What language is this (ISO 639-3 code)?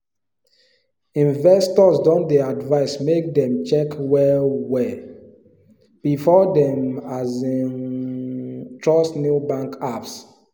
pcm